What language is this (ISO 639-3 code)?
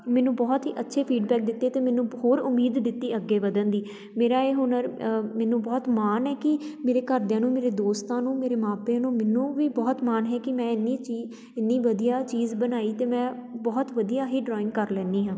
pan